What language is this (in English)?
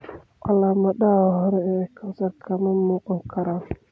Somali